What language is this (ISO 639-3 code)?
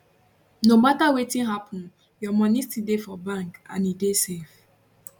pcm